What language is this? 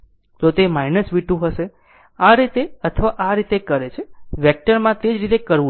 Gujarati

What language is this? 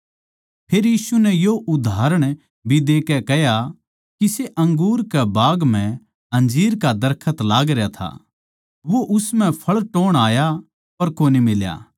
Haryanvi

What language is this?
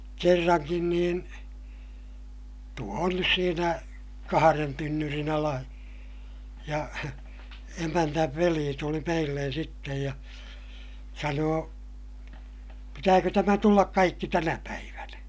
Finnish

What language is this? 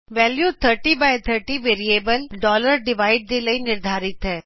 Punjabi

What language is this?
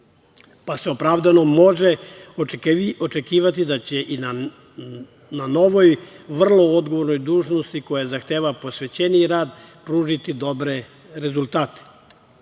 Serbian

